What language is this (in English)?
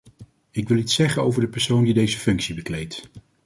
Dutch